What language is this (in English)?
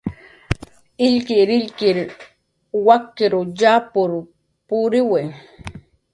Jaqaru